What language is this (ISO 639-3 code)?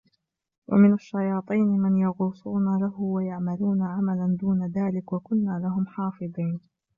ara